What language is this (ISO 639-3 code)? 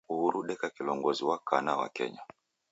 dav